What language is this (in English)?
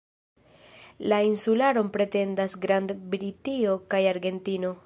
Esperanto